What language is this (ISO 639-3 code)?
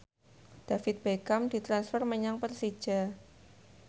jav